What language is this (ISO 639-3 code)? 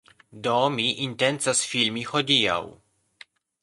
epo